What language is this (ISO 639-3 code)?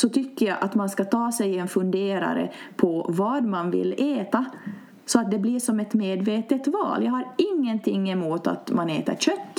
swe